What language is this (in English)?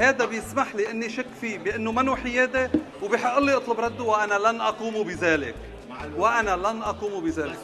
Arabic